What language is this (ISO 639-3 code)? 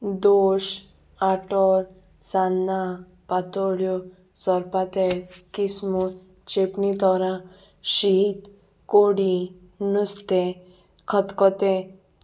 kok